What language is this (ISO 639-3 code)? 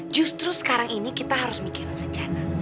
ind